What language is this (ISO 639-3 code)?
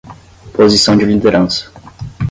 por